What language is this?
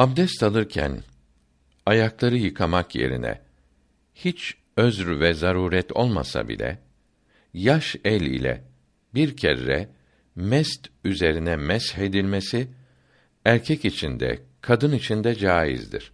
Turkish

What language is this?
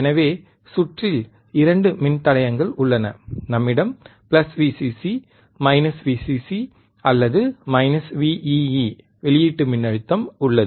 Tamil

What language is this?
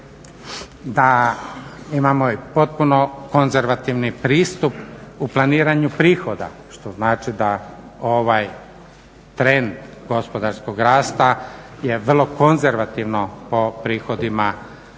Croatian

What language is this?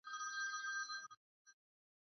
Swahili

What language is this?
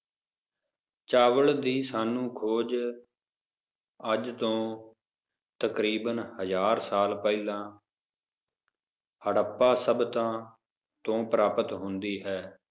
Punjabi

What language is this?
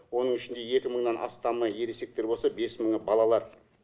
Kazakh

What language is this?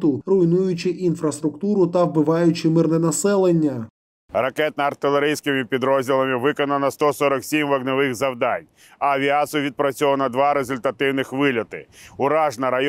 Ukrainian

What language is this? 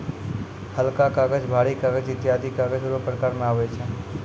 Maithili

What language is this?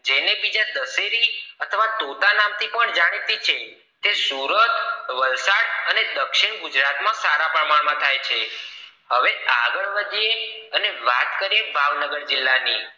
Gujarati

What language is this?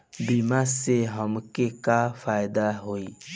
Bhojpuri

